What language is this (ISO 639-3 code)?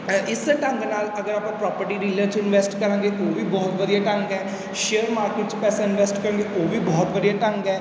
pan